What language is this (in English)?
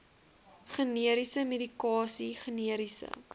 Afrikaans